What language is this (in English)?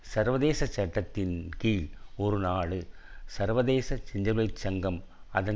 Tamil